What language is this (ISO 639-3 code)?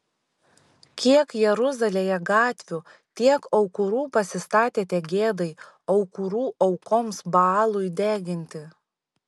lit